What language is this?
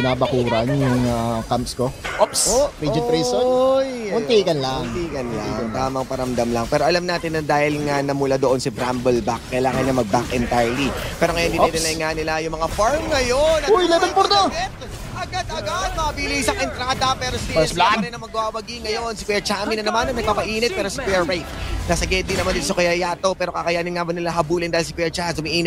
Filipino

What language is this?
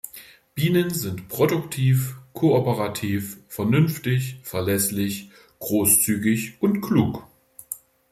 German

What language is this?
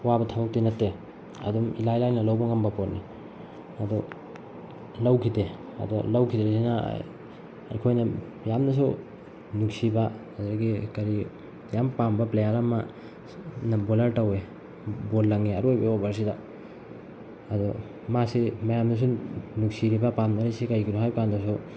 Manipuri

